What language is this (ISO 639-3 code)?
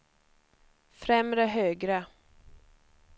swe